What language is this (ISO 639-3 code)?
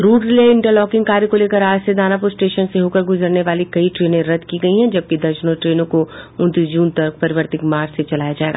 hin